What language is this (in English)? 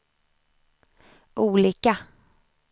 Swedish